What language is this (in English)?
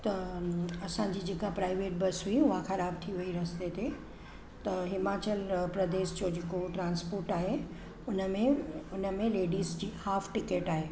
Sindhi